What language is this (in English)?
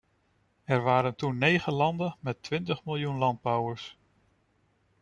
Dutch